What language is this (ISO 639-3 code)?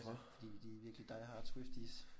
dan